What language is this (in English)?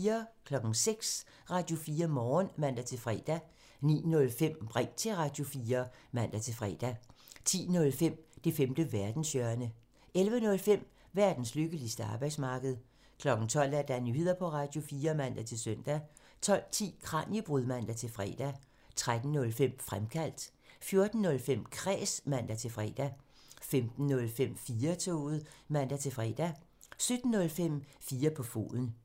Danish